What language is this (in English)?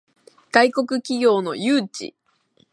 Japanese